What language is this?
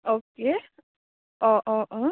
Bodo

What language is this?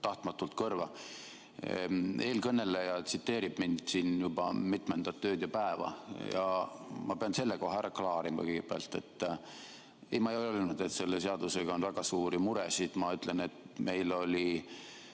Estonian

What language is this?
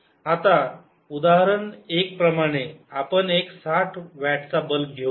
Marathi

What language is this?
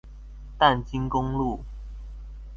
Chinese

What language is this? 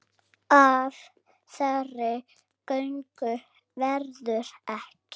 Icelandic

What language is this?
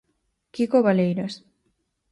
Galician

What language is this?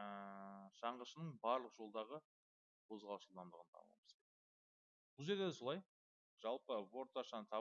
Turkish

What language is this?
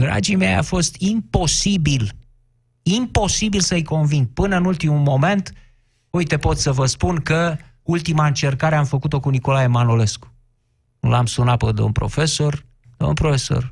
Romanian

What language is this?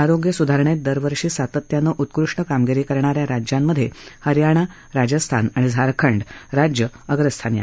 Marathi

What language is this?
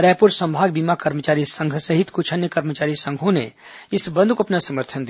Hindi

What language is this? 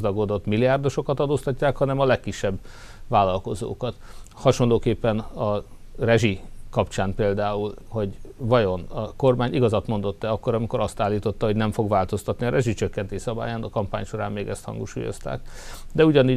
Hungarian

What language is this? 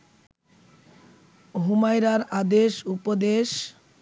Bangla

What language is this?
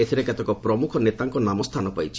Odia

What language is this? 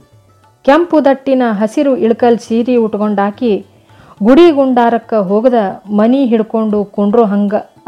Kannada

